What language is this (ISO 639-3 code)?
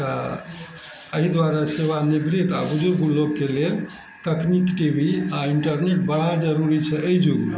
mai